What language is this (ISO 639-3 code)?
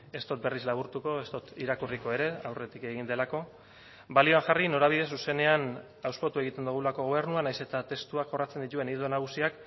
eus